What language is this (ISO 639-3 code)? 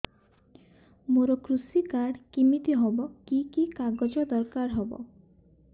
ori